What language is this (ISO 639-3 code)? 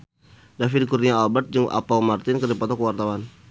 sun